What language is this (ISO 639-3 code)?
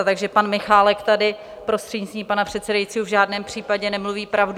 ces